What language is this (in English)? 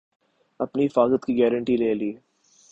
Urdu